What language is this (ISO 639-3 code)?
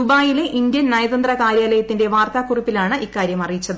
mal